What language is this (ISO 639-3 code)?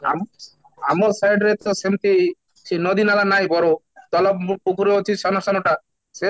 ori